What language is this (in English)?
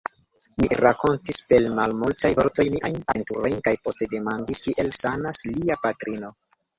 Esperanto